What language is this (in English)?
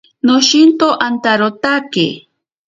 Ashéninka Perené